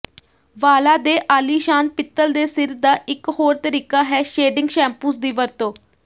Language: Punjabi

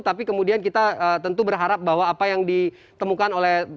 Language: Indonesian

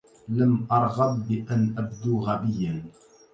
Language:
Arabic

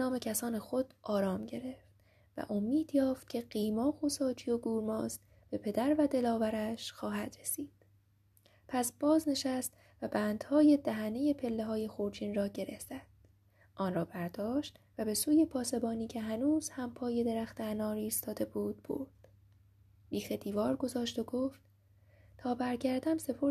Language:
Persian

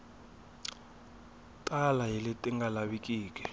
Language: Tsonga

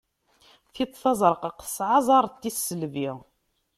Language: Kabyle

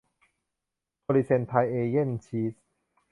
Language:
Thai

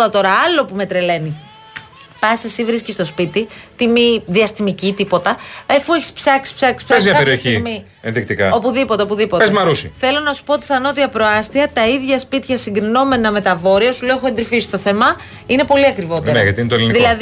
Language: Greek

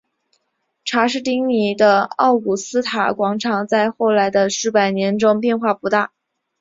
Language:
Chinese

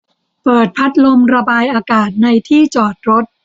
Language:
Thai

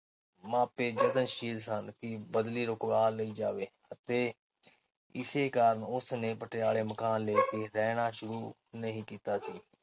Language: Punjabi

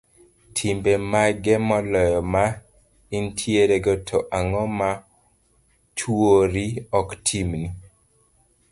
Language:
Luo (Kenya and Tanzania)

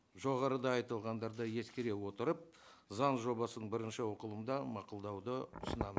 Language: Kazakh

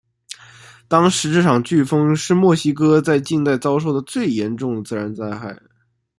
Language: Chinese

